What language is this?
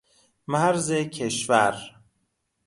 Persian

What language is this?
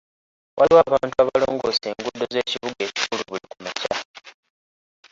Ganda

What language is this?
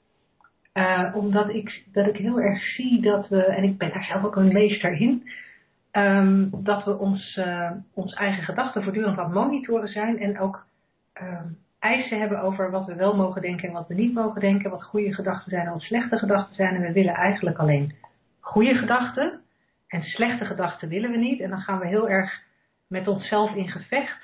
Dutch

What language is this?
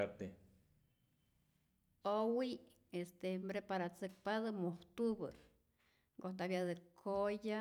Rayón Zoque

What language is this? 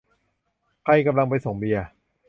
Thai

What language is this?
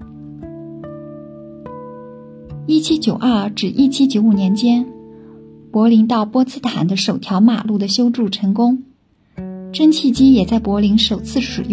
Chinese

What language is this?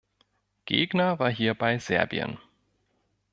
German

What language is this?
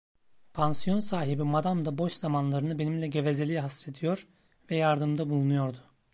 Turkish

